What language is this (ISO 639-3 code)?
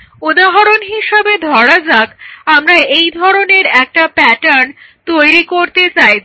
ben